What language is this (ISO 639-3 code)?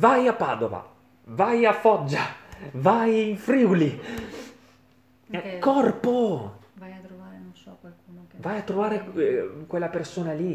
ita